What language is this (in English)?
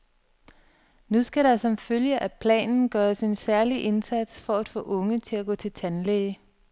Danish